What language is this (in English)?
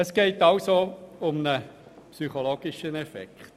Swiss German